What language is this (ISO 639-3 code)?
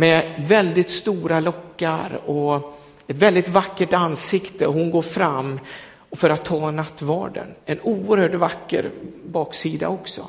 swe